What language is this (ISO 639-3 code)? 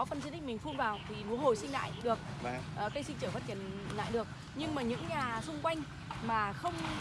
vie